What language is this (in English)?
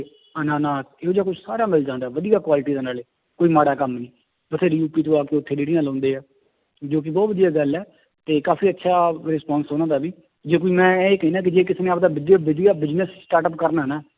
Punjabi